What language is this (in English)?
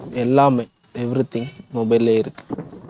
Tamil